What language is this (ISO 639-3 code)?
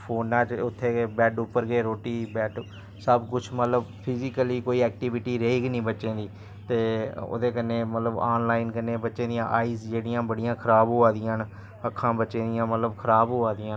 doi